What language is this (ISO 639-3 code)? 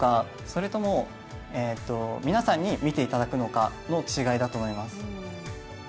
jpn